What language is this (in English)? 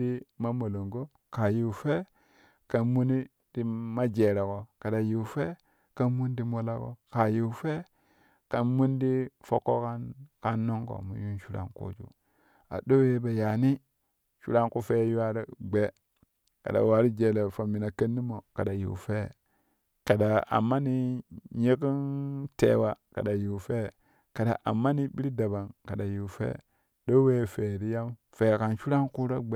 Kushi